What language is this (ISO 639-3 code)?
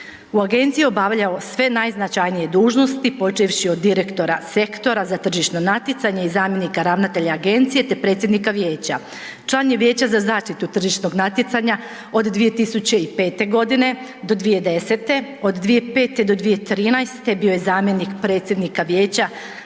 hrv